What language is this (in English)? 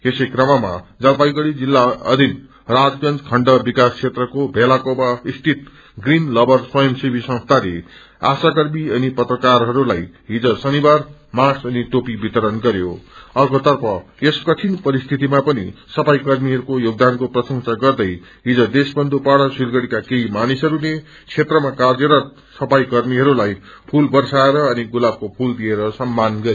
Nepali